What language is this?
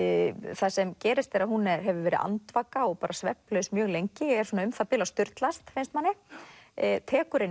Icelandic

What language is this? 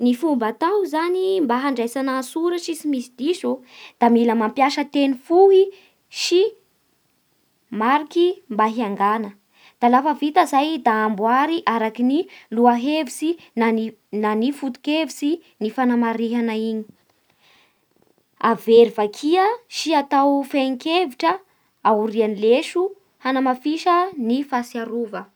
Bara Malagasy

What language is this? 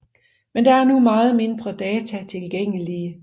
Danish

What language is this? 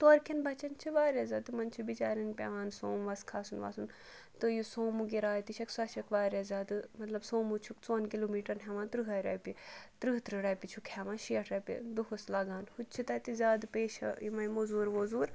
Kashmiri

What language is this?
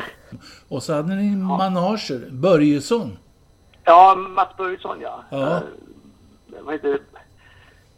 Swedish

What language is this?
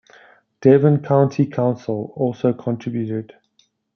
English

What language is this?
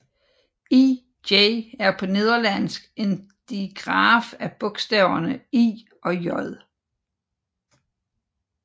Danish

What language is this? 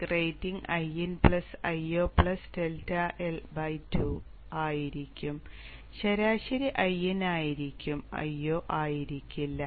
Malayalam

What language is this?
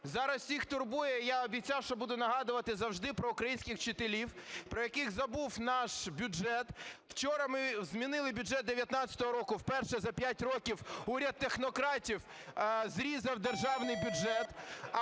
Ukrainian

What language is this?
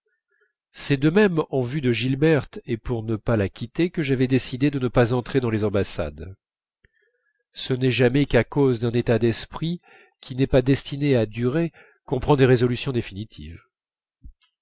French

